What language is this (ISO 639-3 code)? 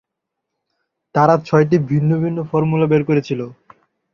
ben